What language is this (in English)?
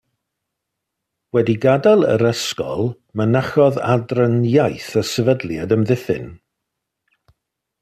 Welsh